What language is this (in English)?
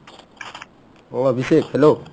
Assamese